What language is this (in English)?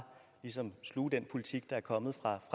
Danish